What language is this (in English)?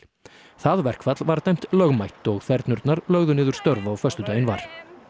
Icelandic